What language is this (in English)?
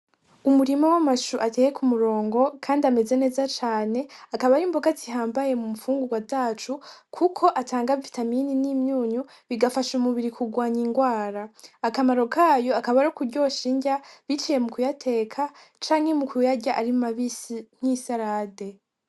Rundi